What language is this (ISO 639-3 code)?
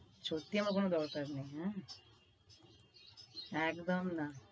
ben